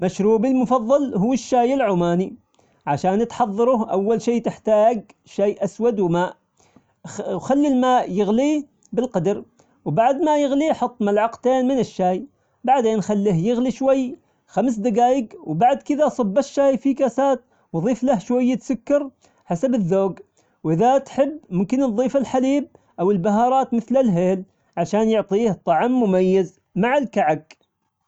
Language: Omani Arabic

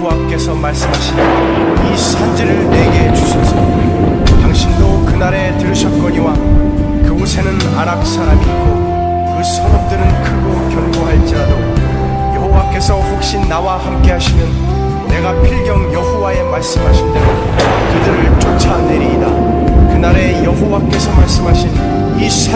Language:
Korean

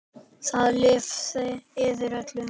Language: Icelandic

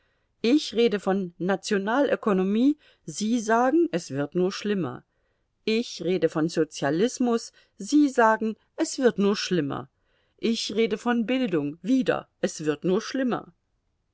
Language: German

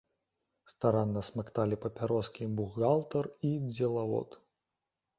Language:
Belarusian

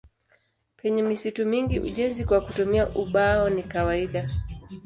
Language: Swahili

